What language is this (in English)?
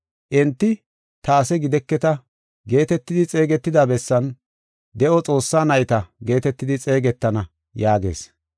Gofa